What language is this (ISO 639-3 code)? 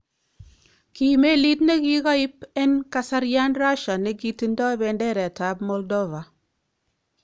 kln